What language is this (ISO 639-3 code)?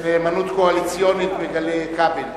heb